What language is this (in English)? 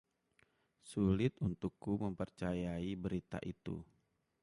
Indonesian